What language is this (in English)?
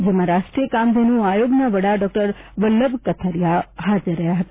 Gujarati